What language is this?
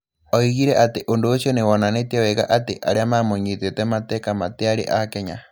Kikuyu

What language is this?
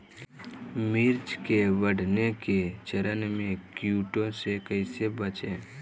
Magahi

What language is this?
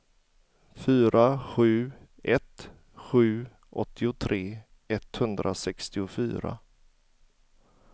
Swedish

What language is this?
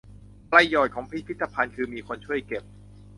Thai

